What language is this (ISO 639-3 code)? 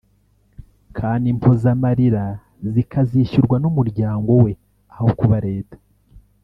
kin